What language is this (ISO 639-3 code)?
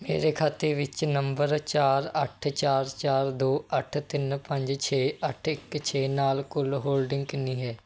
pan